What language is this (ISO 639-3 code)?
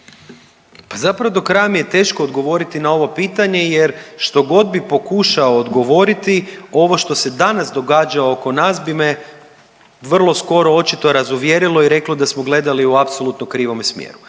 hrv